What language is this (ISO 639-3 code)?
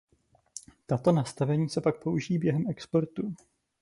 ces